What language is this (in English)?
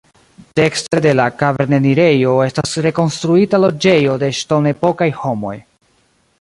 Esperanto